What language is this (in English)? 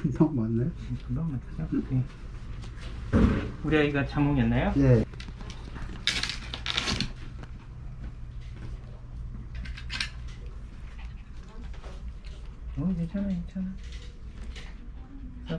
Korean